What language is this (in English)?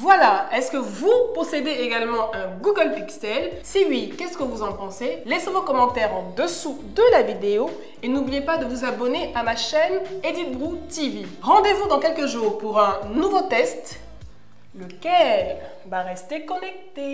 French